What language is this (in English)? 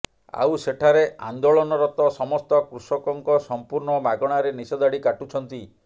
Odia